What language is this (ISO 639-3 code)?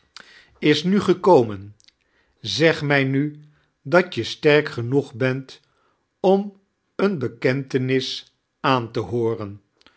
nld